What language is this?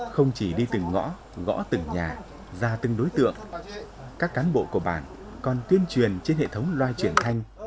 Vietnamese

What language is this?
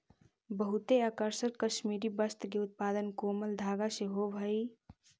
Magahi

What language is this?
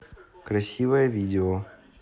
Russian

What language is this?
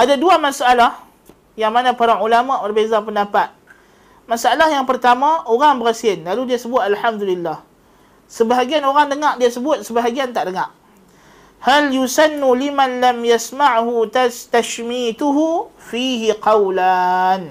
Malay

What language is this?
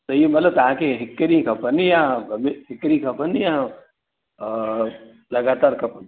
Sindhi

